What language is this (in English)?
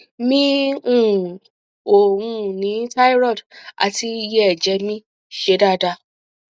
Yoruba